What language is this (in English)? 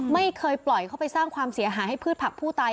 Thai